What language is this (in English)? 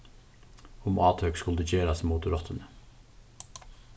Faroese